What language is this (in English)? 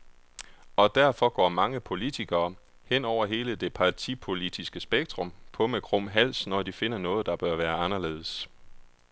Danish